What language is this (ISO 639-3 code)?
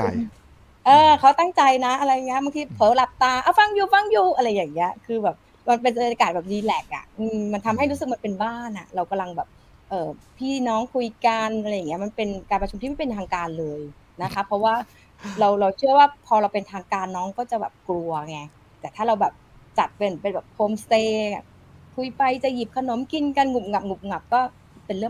tha